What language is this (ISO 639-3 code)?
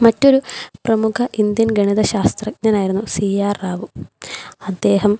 mal